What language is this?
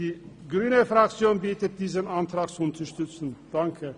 Swiss German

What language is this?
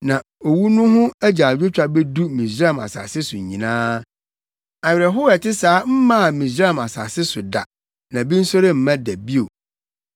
Akan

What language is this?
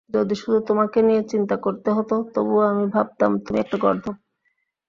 Bangla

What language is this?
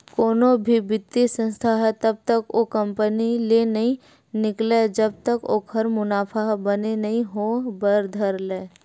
Chhattisgarhi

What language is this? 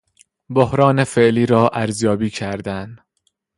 Persian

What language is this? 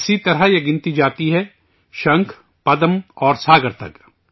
Urdu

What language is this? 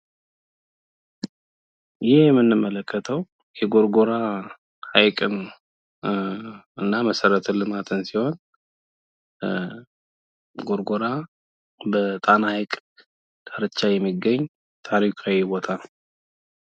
Amharic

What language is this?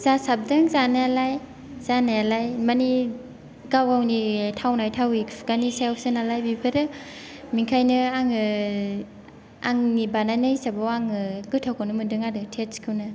Bodo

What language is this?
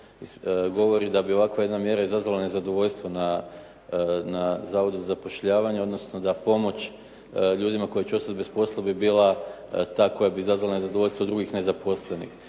Croatian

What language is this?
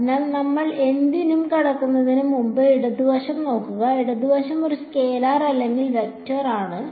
Malayalam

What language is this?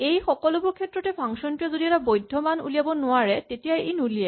Assamese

